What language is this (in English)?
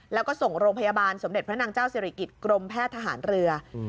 Thai